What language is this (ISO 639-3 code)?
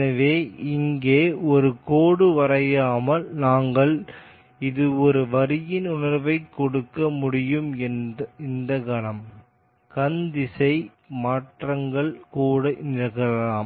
tam